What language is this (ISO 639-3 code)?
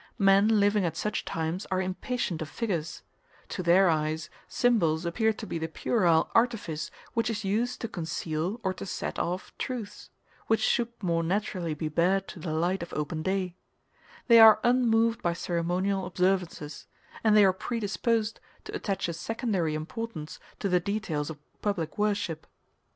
eng